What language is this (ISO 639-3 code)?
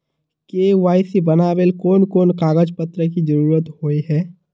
mag